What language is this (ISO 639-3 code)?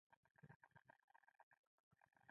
pus